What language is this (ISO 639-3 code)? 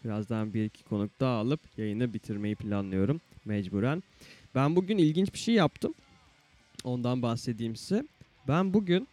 tur